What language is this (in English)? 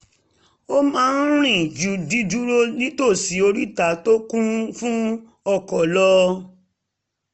Yoruba